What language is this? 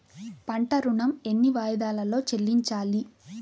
Telugu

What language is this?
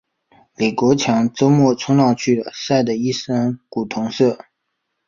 Chinese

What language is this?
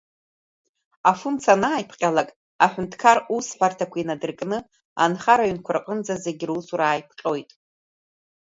Abkhazian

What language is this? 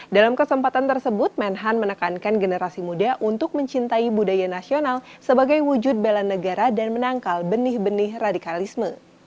Indonesian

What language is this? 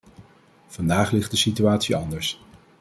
Dutch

